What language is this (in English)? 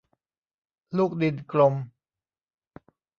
Thai